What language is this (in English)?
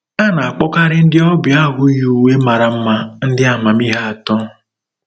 Igbo